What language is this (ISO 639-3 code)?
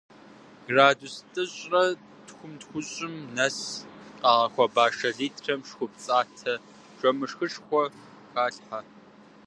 kbd